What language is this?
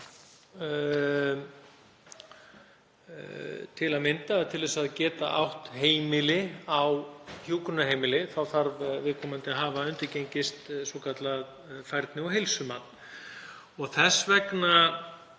Icelandic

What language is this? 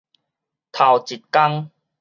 Min Nan Chinese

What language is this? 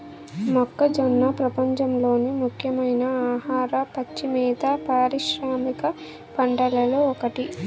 Telugu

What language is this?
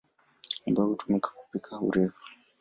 Swahili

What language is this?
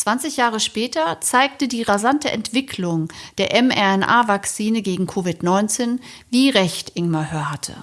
German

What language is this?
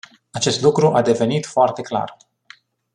Romanian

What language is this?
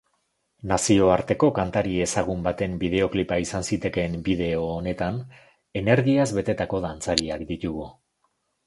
Basque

